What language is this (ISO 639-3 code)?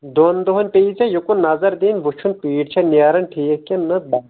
kas